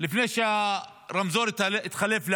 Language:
Hebrew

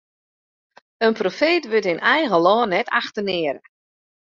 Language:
Western Frisian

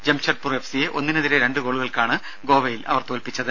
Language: Malayalam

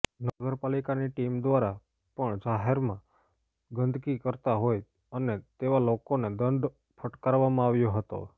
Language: Gujarati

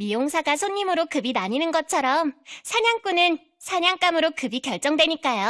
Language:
Korean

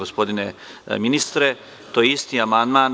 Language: Serbian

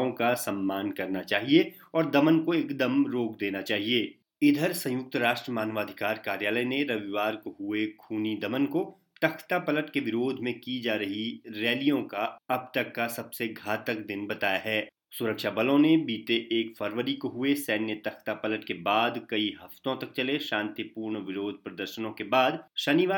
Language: Hindi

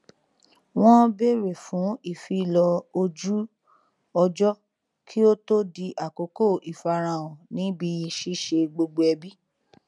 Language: Yoruba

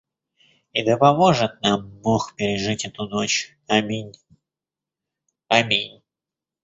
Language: Russian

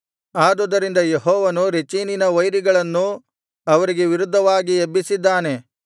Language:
Kannada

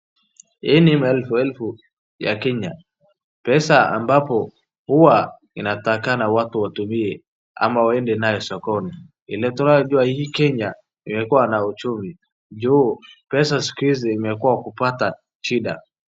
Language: Swahili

